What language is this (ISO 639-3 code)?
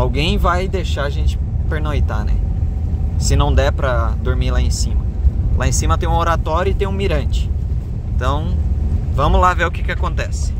por